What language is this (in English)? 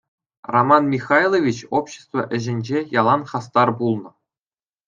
Chuvash